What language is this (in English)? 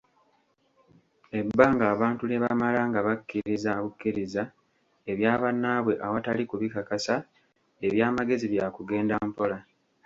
Ganda